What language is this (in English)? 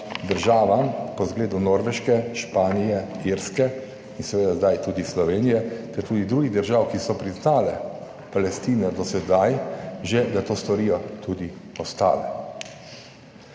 Slovenian